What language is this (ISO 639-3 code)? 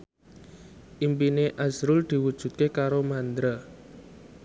jav